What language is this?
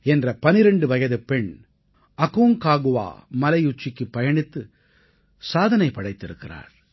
Tamil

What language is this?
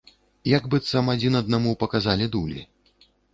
Belarusian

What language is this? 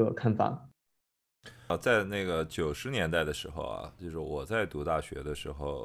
Chinese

